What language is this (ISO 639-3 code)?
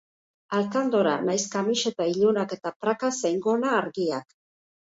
eus